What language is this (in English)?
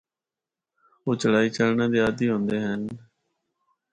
Northern Hindko